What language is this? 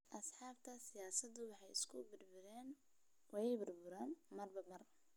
Somali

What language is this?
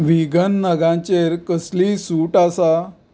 Konkani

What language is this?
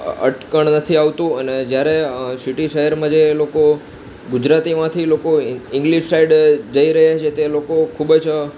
Gujarati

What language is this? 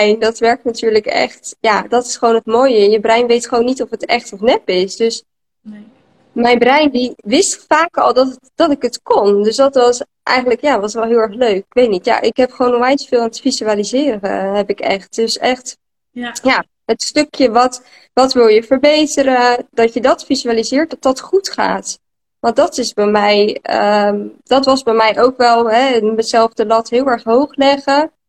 Dutch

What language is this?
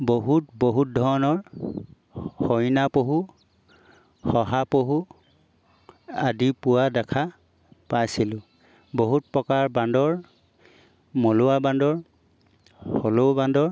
Assamese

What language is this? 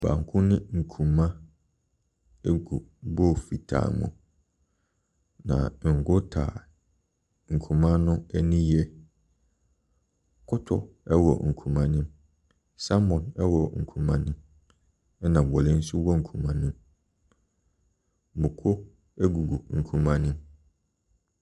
Akan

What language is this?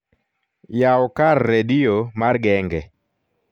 Luo (Kenya and Tanzania)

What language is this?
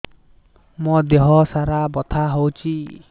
Odia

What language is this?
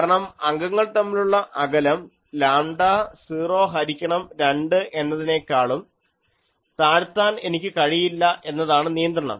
Malayalam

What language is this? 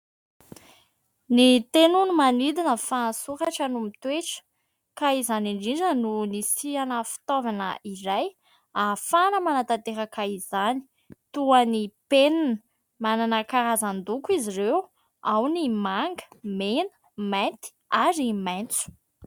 Malagasy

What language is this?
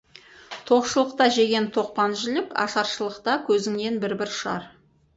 Kazakh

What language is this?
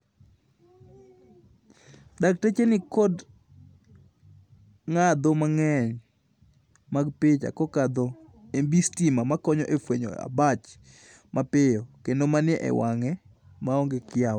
Luo (Kenya and Tanzania)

